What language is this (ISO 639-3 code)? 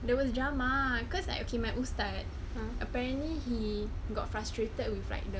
eng